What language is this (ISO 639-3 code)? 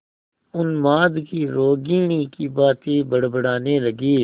hin